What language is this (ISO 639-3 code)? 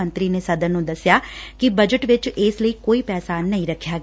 pan